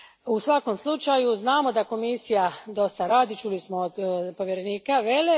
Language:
Croatian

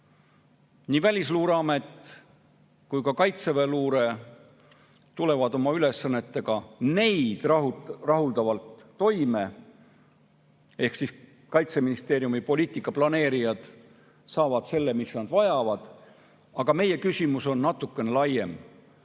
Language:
Estonian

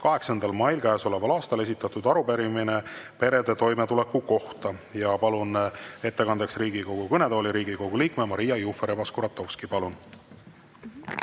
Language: Estonian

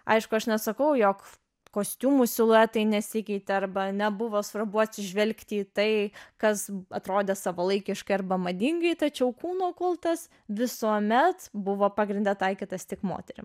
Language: Lithuanian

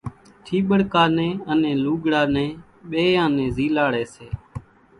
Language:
Kachi Koli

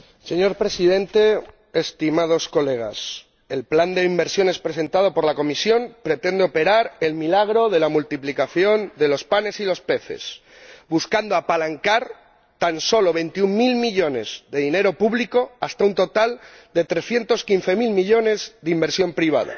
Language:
Spanish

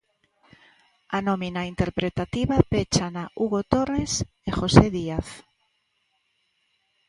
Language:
Galician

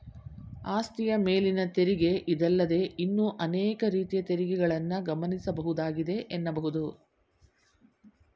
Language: Kannada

